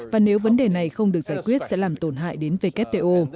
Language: Vietnamese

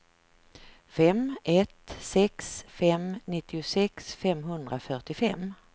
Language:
Swedish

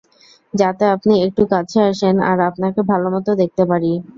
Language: Bangla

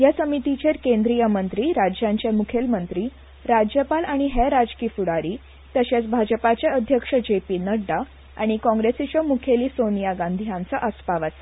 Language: Konkani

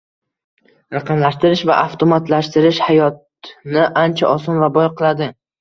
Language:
Uzbek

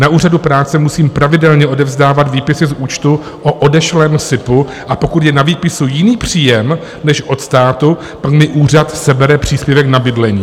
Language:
Czech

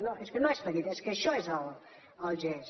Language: Catalan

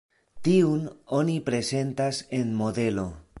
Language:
Esperanto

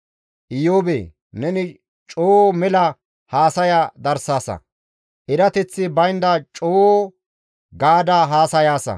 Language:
Gamo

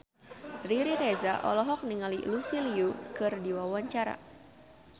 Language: Sundanese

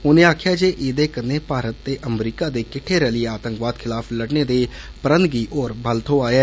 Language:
Dogri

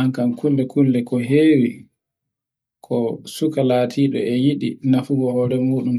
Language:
Borgu Fulfulde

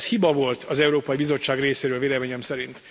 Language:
Hungarian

